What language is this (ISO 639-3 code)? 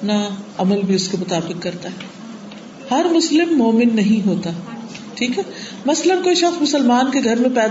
urd